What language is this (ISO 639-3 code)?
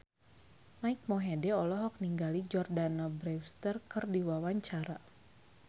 sun